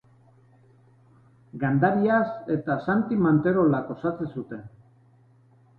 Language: Basque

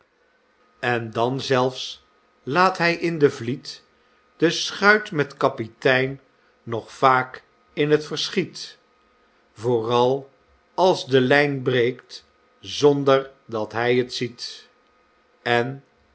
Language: Dutch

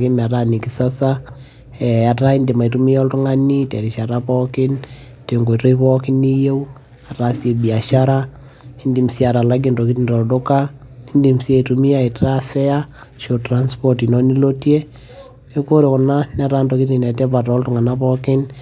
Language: Masai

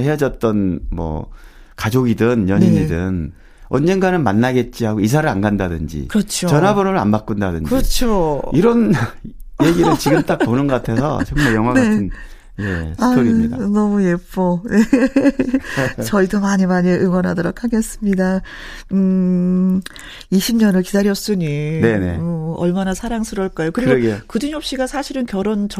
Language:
Korean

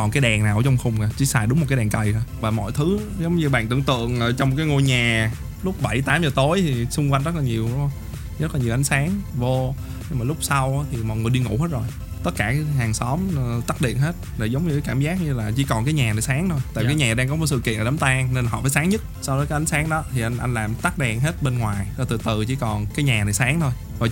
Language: Vietnamese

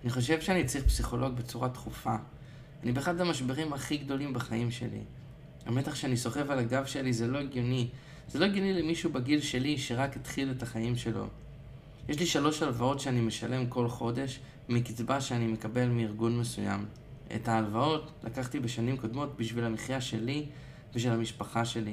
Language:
Hebrew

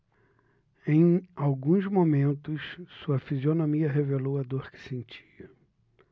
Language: Portuguese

